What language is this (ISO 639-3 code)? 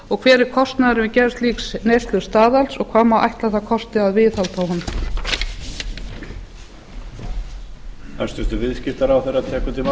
isl